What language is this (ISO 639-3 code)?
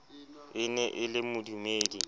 sot